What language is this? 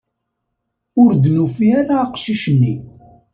Kabyle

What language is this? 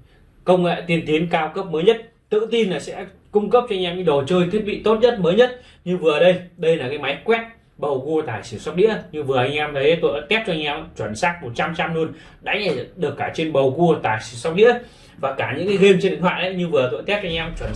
Vietnamese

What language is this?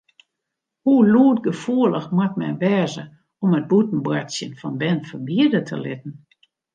Western Frisian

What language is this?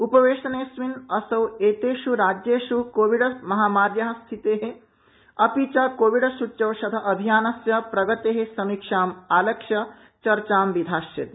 Sanskrit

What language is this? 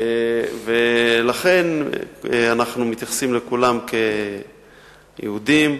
Hebrew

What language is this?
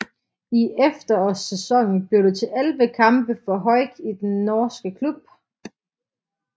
Danish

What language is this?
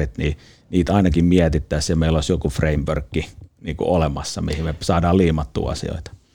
Finnish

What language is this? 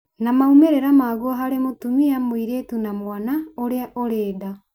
Kikuyu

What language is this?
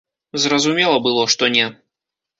Belarusian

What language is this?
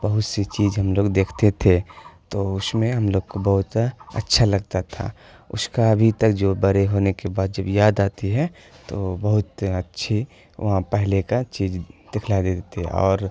Urdu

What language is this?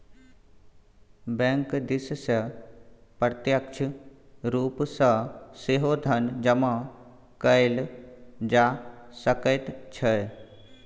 Maithili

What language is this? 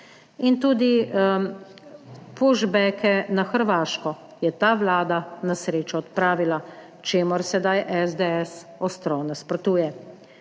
Slovenian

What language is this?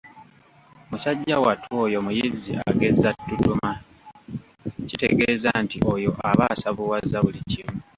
Ganda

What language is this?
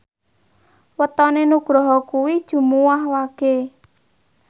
Javanese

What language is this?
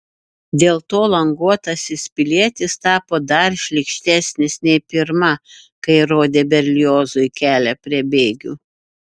Lithuanian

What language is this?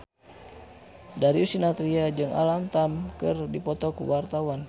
Sundanese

